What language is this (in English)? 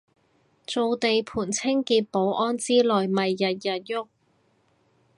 Cantonese